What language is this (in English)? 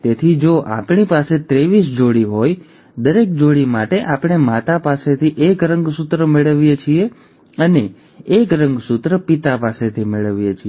Gujarati